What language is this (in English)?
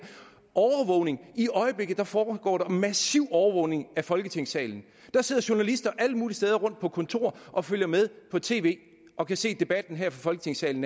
Danish